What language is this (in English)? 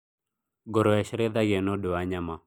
Kikuyu